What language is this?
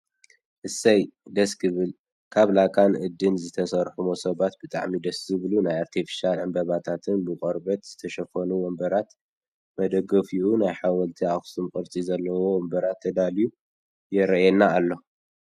Tigrinya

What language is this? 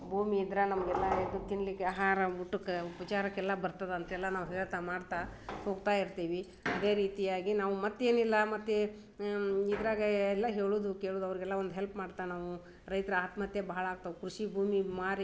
Kannada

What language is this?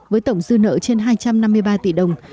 Vietnamese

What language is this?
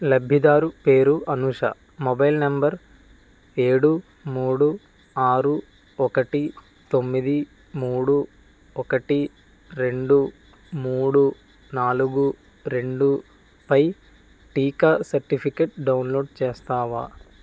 Telugu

